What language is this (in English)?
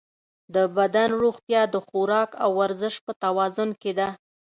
Pashto